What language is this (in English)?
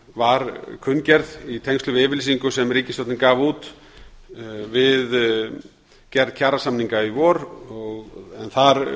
Icelandic